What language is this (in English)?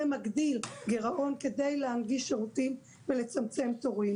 Hebrew